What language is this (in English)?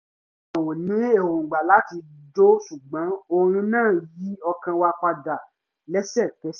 Yoruba